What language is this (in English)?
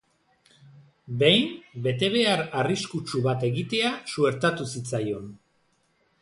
Basque